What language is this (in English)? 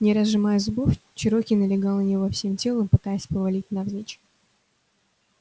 Russian